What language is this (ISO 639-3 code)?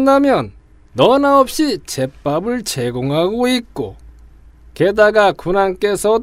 kor